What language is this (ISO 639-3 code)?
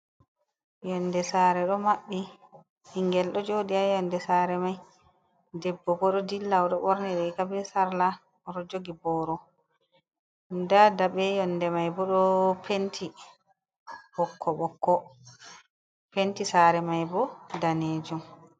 ful